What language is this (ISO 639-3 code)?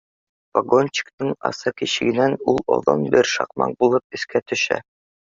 bak